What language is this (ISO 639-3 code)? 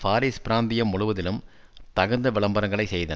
tam